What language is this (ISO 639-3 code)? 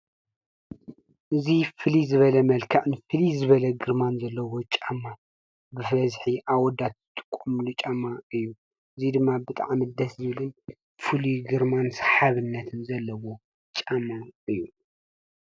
tir